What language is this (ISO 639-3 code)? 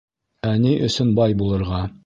bak